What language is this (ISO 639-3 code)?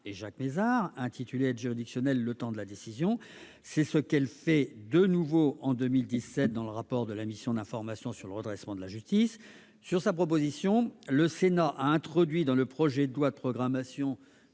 fra